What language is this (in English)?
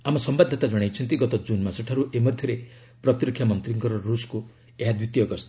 Odia